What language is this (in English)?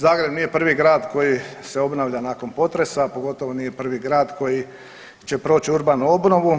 Croatian